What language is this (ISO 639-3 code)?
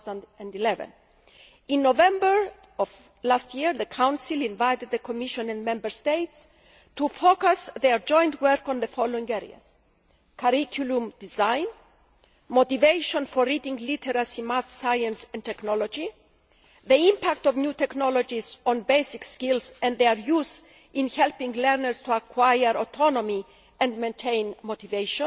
eng